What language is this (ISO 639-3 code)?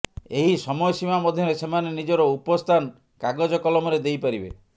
ori